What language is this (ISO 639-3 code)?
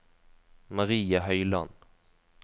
nor